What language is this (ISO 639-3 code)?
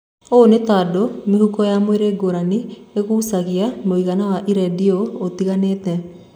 kik